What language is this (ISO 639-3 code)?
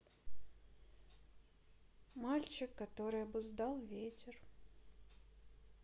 rus